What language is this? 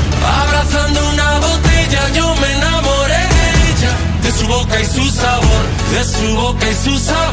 Spanish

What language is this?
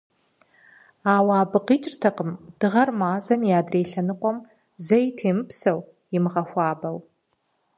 Kabardian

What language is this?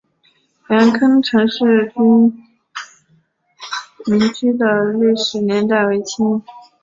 Chinese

